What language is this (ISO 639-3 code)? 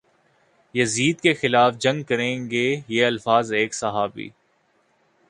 urd